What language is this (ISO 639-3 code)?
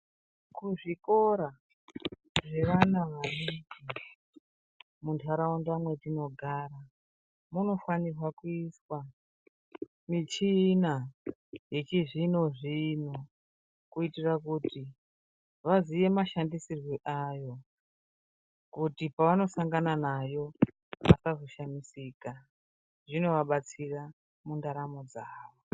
ndc